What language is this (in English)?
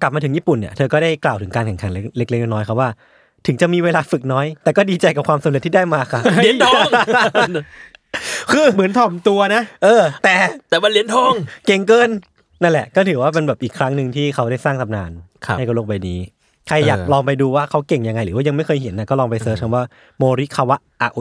Thai